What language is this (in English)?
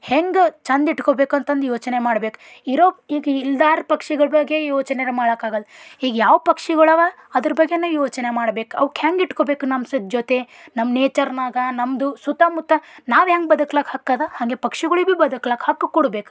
Kannada